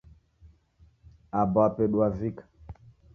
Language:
Taita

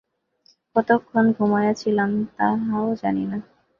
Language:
Bangla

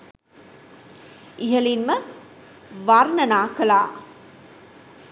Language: Sinhala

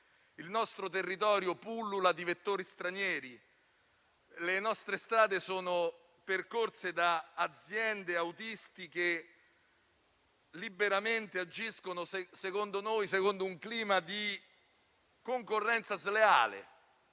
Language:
Italian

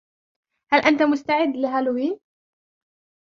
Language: Arabic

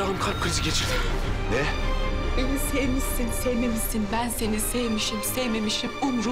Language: Turkish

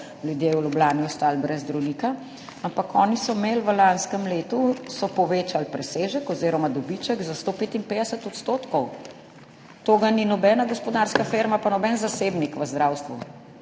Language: Slovenian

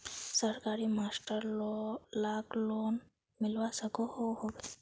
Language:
Magahi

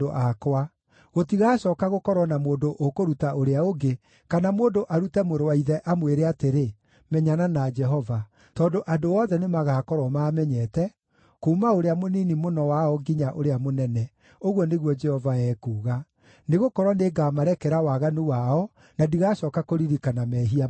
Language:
Kikuyu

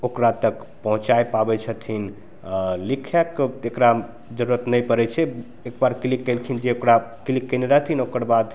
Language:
Maithili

